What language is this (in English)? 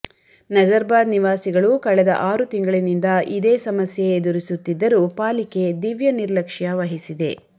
Kannada